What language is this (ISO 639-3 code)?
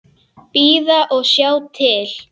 isl